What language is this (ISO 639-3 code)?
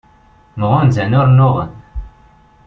kab